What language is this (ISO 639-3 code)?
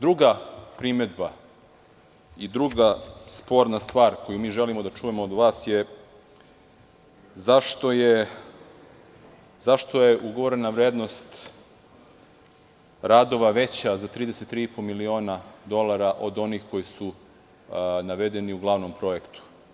srp